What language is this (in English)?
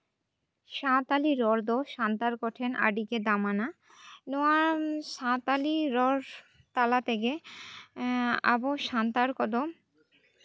Santali